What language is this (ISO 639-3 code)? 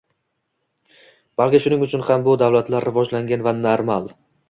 uzb